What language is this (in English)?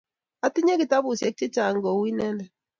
Kalenjin